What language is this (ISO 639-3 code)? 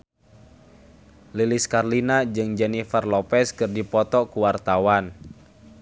sun